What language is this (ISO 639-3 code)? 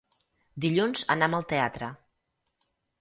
cat